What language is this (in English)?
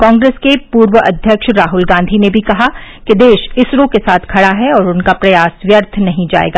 Hindi